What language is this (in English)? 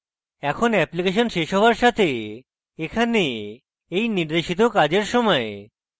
Bangla